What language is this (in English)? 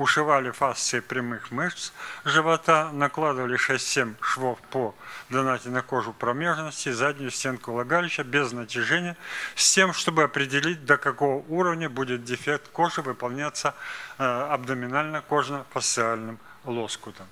Russian